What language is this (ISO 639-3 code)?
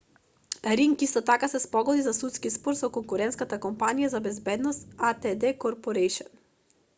mkd